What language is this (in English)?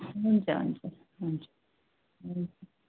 Nepali